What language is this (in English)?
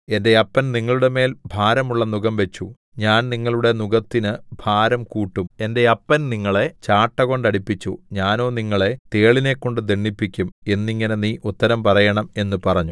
Malayalam